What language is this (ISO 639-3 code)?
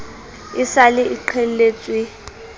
sot